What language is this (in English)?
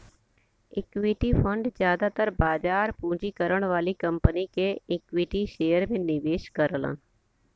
Bhojpuri